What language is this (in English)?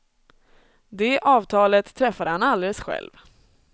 Swedish